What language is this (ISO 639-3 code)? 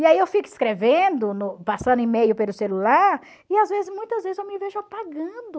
por